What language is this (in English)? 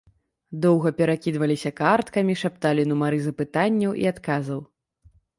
Belarusian